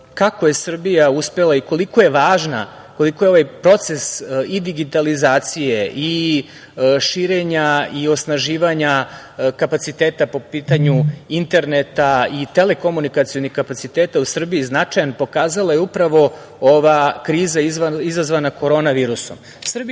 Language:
Serbian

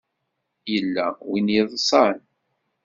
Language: Kabyle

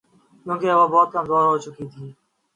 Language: Urdu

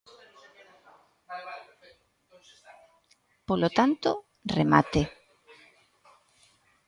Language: Galician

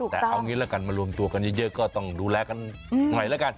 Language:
Thai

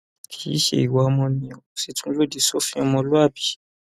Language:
Yoruba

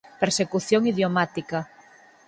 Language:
Galician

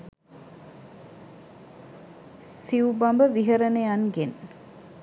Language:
Sinhala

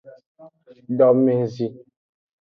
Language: Aja (Benin)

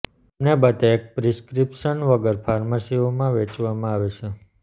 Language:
Gujarati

